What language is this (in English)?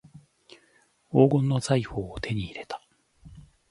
Japanese